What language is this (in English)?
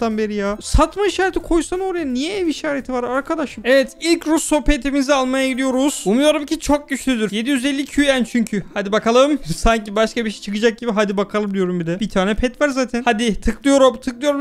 Turkish